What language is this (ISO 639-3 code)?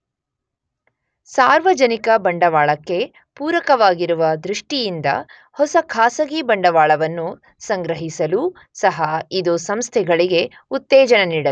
kan